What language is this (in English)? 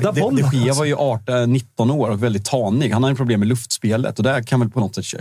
Swedish